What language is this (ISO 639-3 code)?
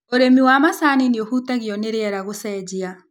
kik